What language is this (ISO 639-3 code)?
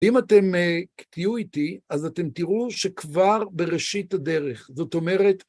heb